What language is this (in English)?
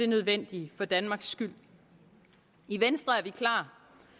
Danish